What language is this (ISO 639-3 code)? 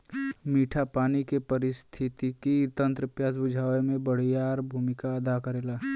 bho